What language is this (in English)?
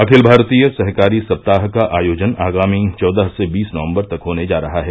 Hindi